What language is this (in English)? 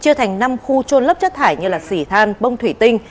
Vietnamese